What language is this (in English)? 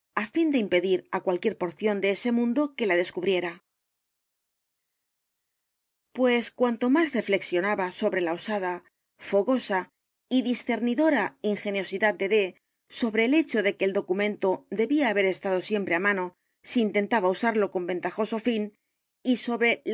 Spanish